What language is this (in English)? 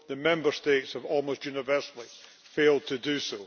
English